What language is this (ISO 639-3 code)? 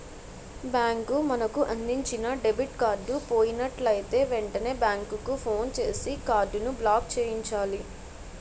tel